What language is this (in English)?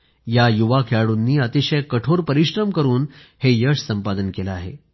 Marathi